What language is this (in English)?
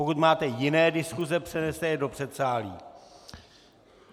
Czech